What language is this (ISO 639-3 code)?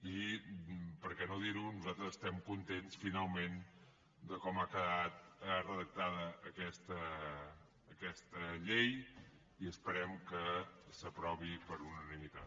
cat